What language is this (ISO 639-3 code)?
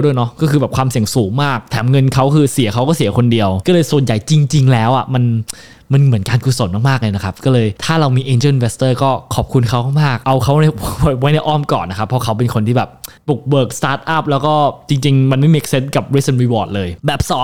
tha